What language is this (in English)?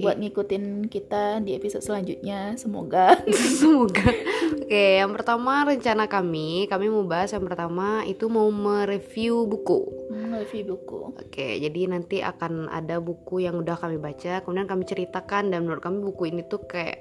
Indonesian